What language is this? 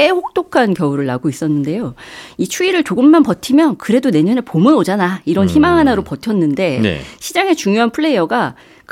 Korean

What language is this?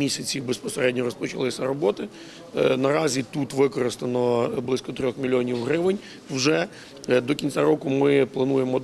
Ukrainian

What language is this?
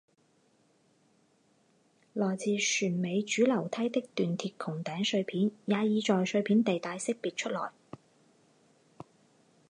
Chinese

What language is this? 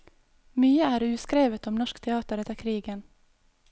Norwegian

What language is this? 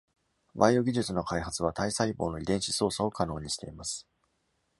Japanese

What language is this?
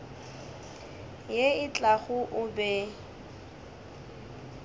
Northern Sotho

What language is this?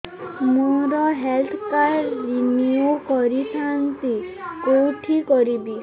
Odia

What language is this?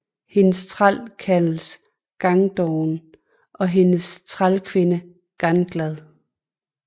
Danish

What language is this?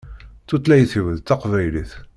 Kabyle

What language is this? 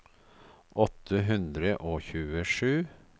Norwegian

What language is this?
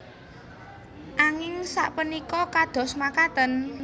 Javanese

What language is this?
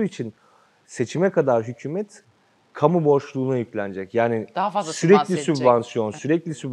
Turkish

